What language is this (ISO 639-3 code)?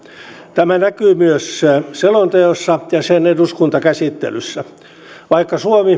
fin